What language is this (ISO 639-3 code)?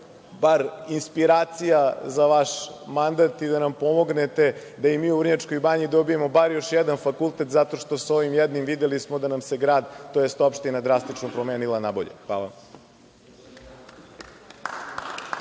srp